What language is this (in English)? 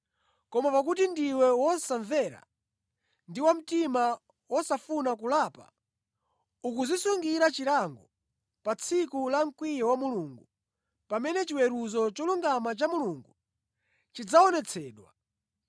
Nyanja